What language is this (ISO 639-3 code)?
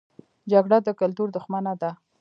pus